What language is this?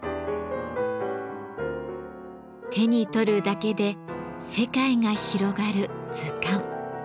Japanese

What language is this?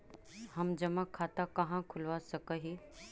Magahi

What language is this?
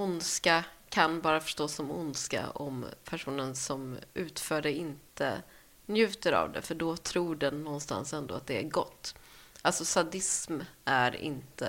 Swedish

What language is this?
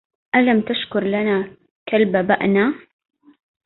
Arabic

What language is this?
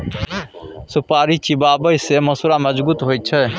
Maithili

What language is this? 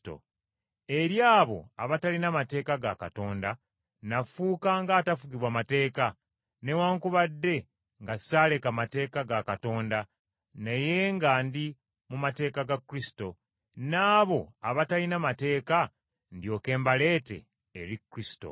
Ganda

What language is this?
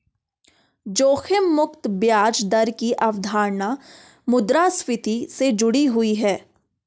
Hindi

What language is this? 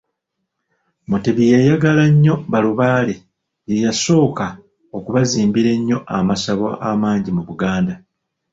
Ganda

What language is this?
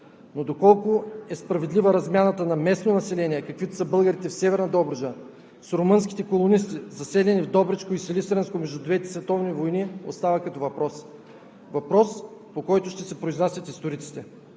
Bulgarian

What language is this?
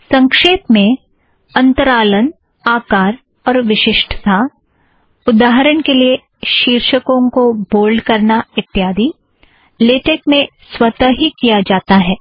Hindi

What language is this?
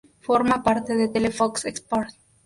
Spanish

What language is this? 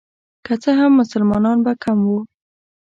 Pashto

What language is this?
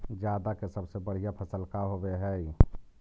Magahi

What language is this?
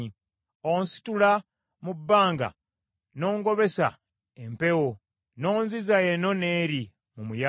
Ganda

